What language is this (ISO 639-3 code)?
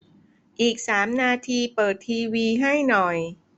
tha